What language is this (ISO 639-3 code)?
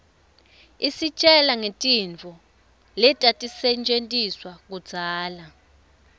ssw